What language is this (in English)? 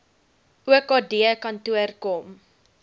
Afrikaans